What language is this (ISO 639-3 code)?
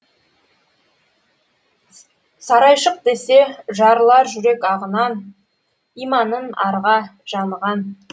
kaz